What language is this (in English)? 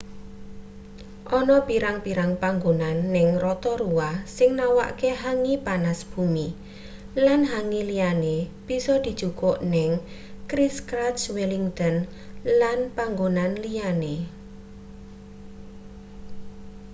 Javanese